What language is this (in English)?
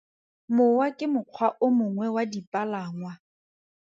Tswana